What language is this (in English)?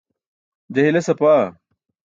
Burushaski